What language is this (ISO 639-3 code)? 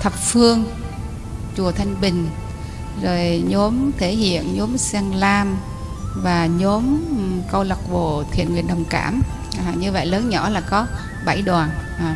vie